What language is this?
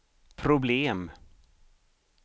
Swedish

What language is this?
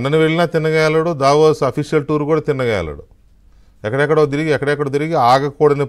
Telugu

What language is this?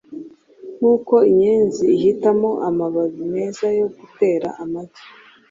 Kinyarwanda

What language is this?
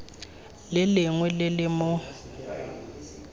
Tswana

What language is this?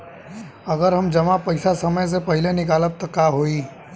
Bhojpuri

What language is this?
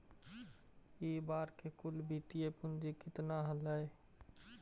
Magahi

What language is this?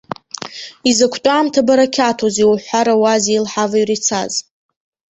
Abkhazian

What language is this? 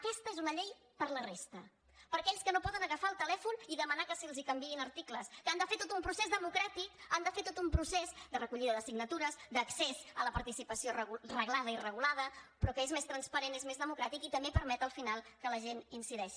Catalan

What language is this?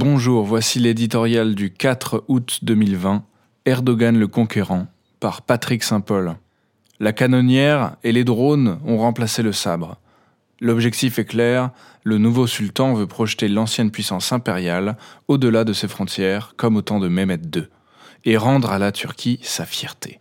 French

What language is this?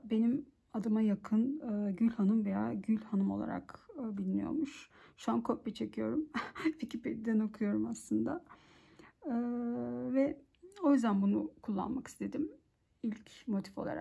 Turkish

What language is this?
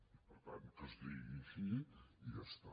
Catalan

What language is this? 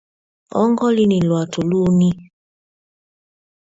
Mokpwe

